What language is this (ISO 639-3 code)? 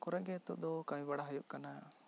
sat